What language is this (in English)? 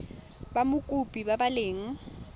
Tswana